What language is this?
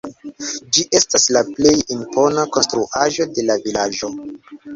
Esperanto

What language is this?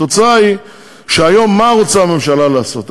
Hebrew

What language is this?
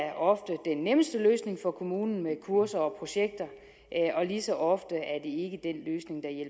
Danish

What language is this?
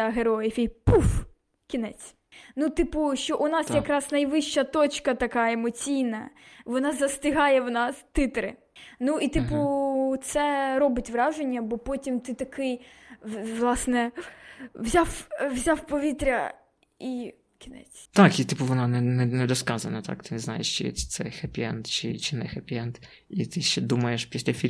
Ukrainian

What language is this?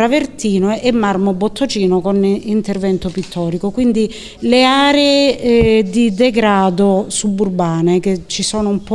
Italian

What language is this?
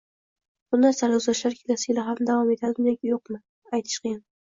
Uzbek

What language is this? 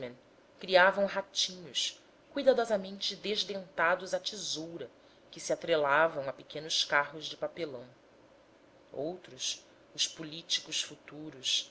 Portuguese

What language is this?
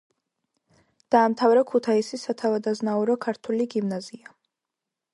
Georgian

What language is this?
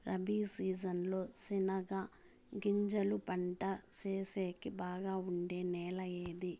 Telugu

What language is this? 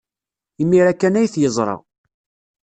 Kabyle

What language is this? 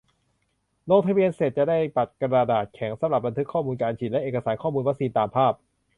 Thai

